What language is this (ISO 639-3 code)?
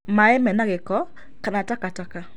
kik